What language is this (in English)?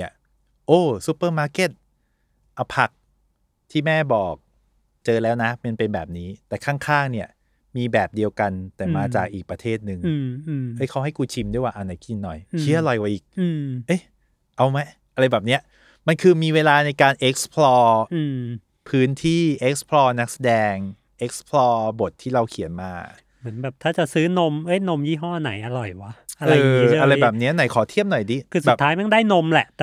Thai